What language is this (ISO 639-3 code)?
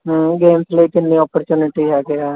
pan